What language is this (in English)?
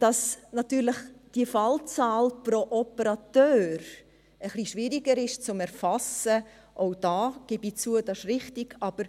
Swiss German